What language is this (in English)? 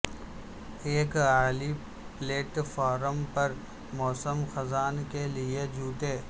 Urdu